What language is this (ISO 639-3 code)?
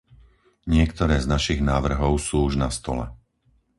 slk